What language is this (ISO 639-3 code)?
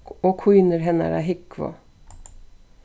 fao